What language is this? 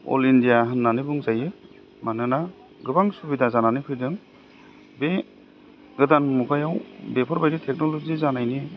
Bodo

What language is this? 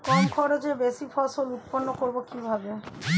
Bangla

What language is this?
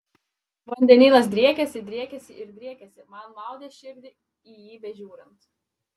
Lithuanian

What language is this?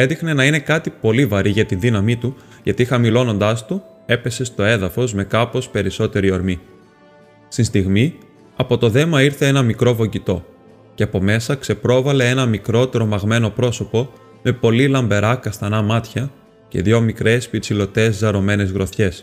Greek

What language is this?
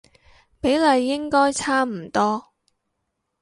Cantonese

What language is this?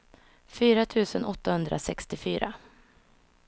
Swedish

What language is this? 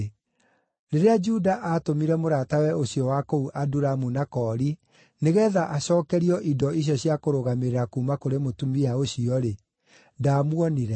Kikuyu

